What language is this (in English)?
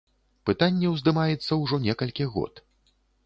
Belarusian